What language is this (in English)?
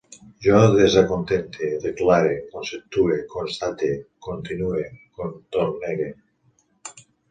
Catalan